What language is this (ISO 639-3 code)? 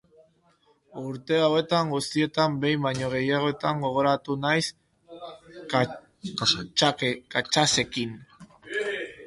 eus